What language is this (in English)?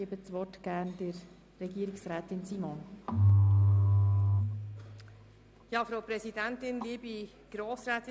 Swiss German